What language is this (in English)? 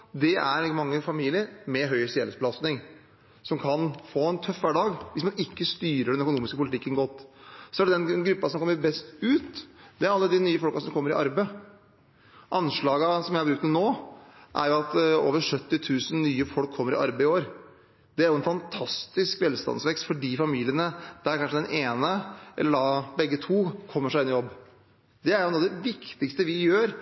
Norwegian Bokmål